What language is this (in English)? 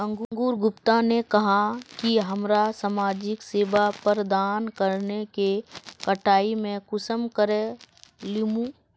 Magahi